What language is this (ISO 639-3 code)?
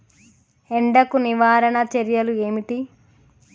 tel